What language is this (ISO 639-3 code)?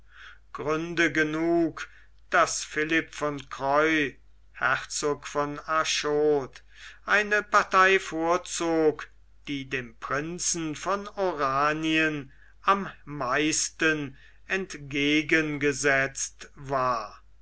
deu